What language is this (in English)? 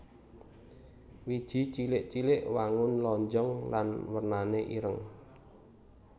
Javanese